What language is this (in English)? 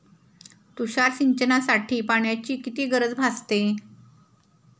Marathi